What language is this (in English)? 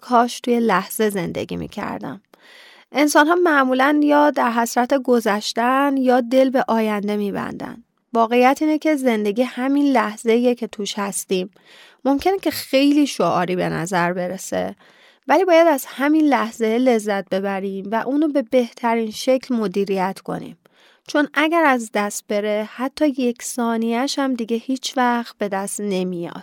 Persian